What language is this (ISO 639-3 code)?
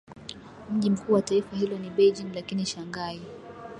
swa